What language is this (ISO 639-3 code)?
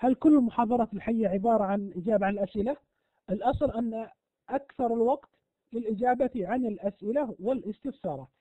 ara